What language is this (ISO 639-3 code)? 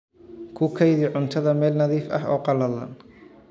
som